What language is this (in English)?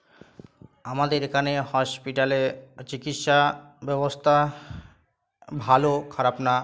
Bangla